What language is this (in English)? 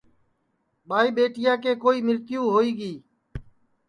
Sansi